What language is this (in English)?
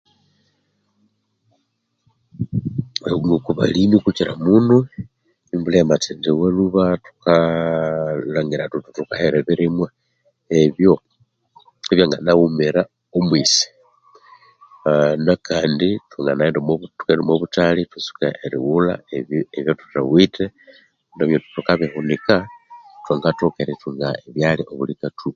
Konzo